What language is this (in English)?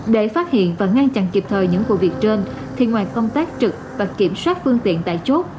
Vietnamese